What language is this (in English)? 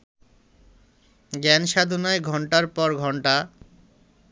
Bangla